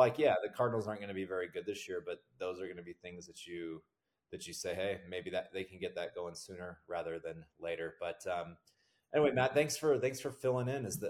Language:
English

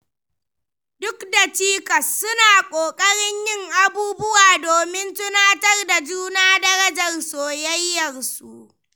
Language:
Hausa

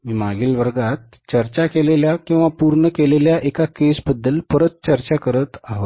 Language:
Marathi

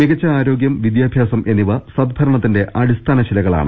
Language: Malayalam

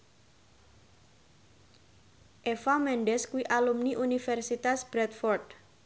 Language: Javanese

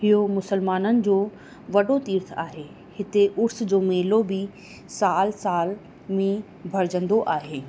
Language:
Sindhi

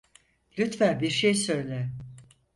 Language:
Turkish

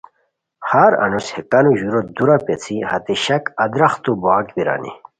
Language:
Khowar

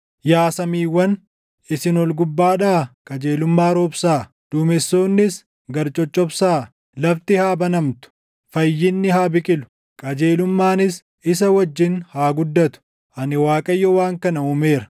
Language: Oromo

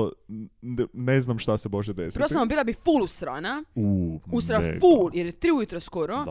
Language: Croatian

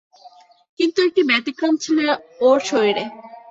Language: Bangla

